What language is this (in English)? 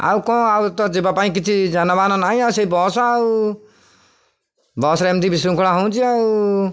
Odia